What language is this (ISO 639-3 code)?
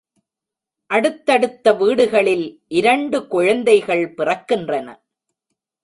tam